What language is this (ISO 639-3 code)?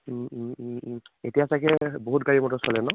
asm